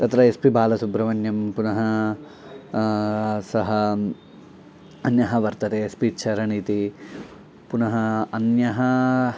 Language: Sanskrit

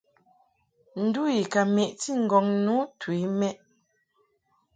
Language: Mungaka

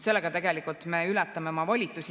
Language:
Estonian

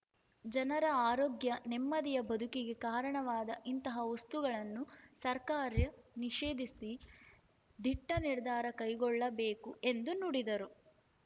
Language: Kannada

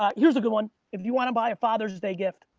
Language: English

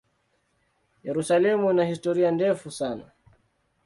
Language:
Swahili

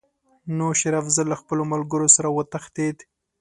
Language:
Pashto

